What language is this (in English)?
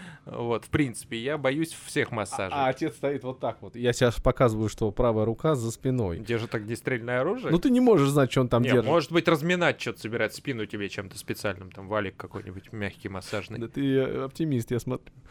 Russian